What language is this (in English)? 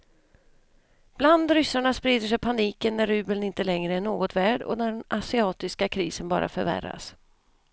Swedish